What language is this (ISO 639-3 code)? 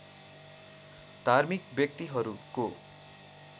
nep